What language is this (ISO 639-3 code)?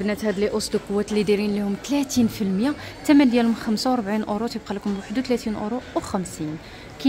ara